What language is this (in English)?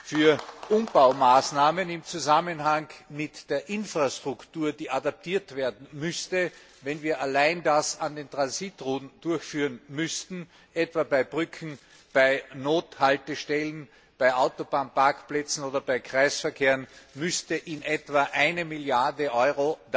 German